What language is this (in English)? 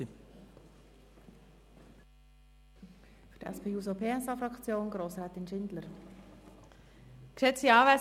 Swiss German